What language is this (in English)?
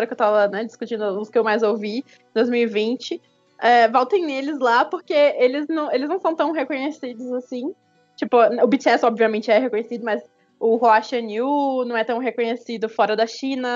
Portuguese